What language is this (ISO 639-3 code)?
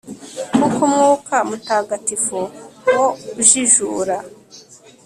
kin